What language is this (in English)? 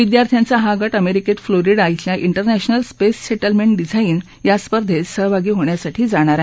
Marathi